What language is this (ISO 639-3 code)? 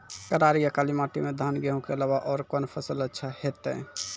mai